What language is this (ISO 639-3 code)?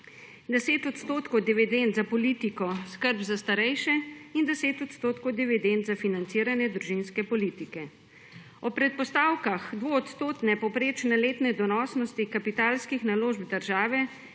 slv